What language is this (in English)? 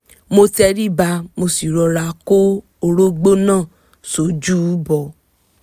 Yoruba